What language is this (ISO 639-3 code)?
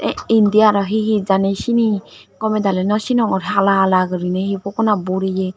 ccp